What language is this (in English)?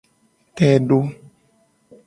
Gen